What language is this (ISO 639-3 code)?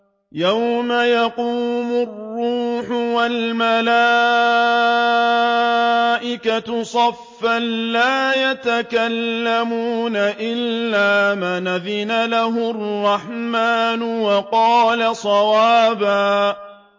ara